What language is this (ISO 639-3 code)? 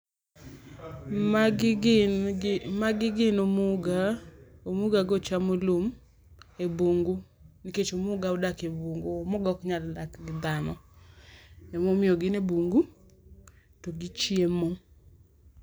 luo